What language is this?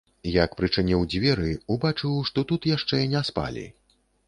Belarusian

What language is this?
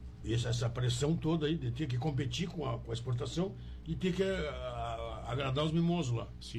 Portuguese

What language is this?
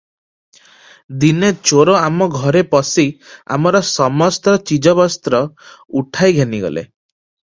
Odia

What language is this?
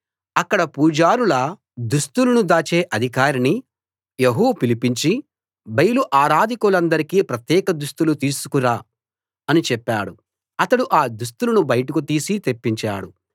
Telugu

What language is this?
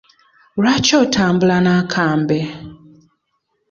Ganda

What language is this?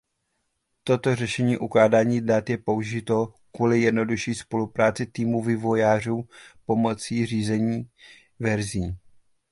Czech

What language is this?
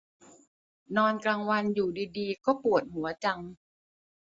Thai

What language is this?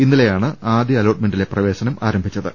Malayalam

